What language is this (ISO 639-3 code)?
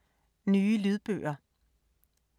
dan